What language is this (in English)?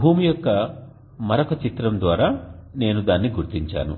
Telugu